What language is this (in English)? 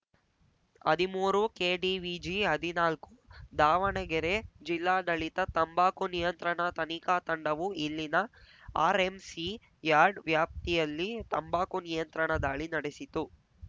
Kannada